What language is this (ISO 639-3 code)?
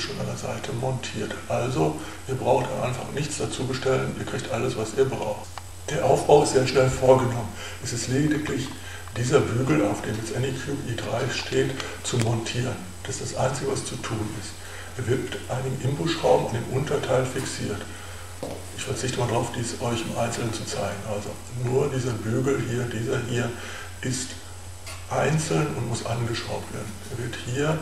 deu